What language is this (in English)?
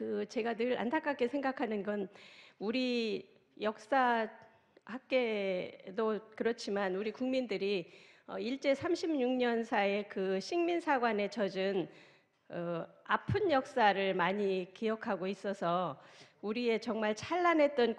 Korean